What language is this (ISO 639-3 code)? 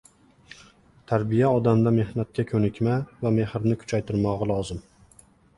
uzb